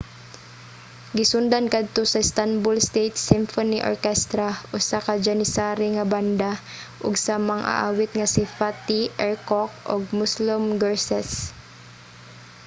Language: Cebuano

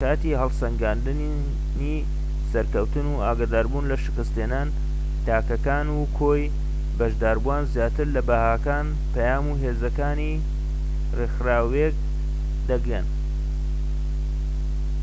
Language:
Central Kurdish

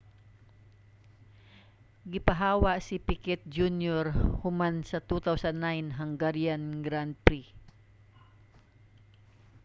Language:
Cebuano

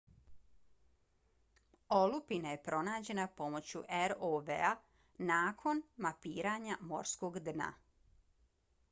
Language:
Bosnian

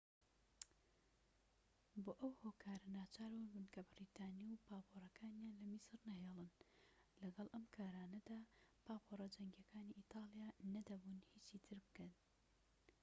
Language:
Central Kurdish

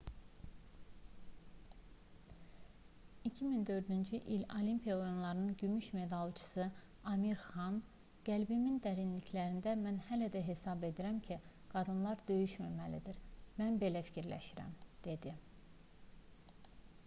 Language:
Azerbaijani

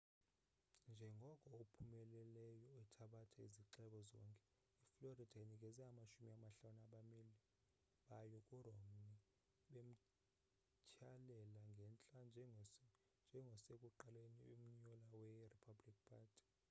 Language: Xhosa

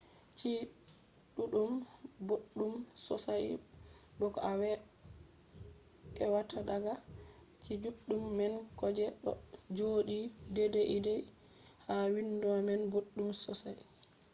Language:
Fula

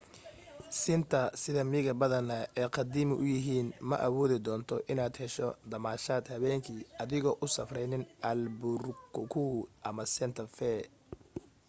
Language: Somali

